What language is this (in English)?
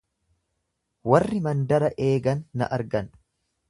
Oromo